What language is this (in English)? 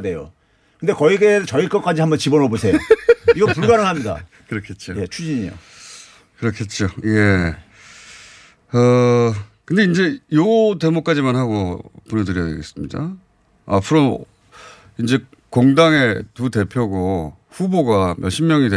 Korean